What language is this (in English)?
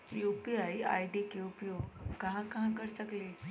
Magahi